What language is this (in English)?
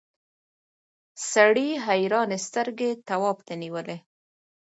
Pashto